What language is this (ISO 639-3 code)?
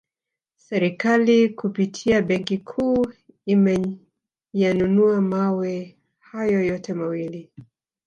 swa